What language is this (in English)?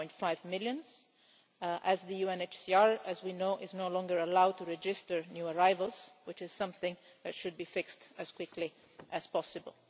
English